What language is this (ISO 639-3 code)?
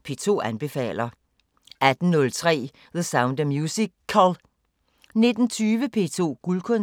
dan